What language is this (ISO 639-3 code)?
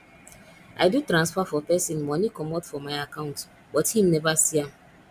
pcm